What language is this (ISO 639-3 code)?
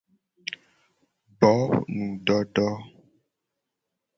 gej